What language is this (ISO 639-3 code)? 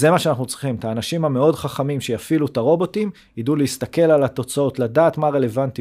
heb